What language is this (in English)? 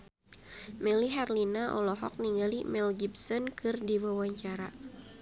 Sundanese